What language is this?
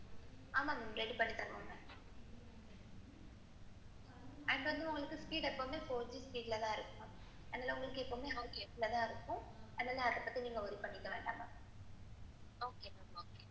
Tamil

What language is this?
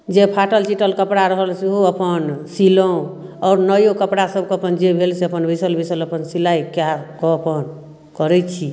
Maithili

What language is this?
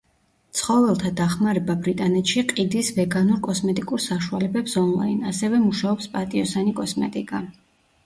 Georgian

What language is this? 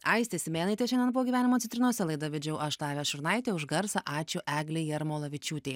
Lithuanian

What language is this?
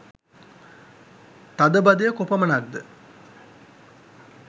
Sinhala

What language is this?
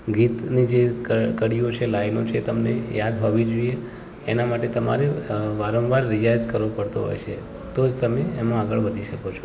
Gujarati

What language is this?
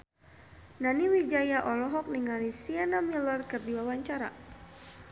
Sundanese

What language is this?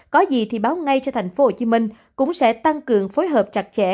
Vietnamese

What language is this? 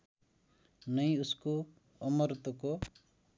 Nepali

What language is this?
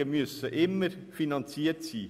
Swiss German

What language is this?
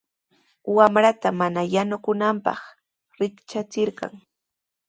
Sihuas Ancash Quechua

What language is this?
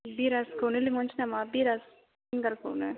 Bodo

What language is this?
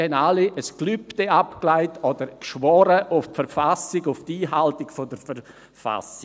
Swiss German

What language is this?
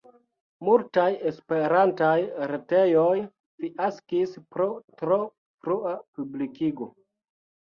Esperanto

